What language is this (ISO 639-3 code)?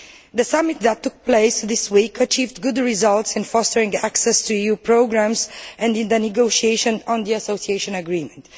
eng